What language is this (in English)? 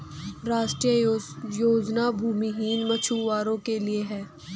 Hindi